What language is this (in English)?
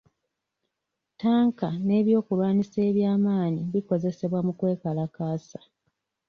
Ganda